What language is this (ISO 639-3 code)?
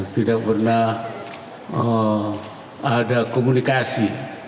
ind